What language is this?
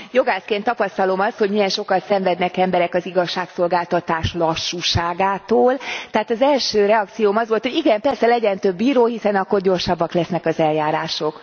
Hungarian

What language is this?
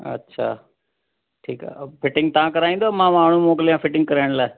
Sindhi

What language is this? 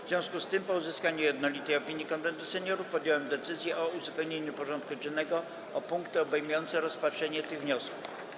Polish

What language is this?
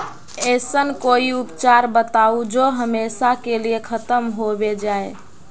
Magahi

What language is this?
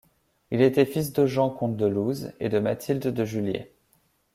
French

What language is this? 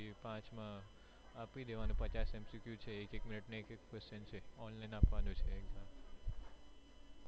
Gujarati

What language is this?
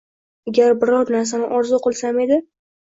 Uzbek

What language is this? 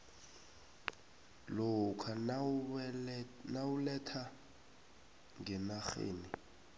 South Ndebele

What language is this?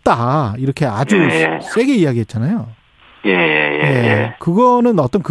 Korean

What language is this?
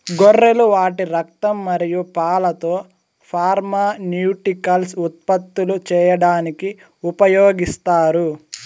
Telugu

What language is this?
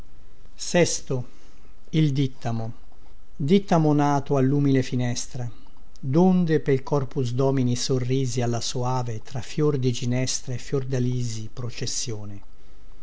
Italian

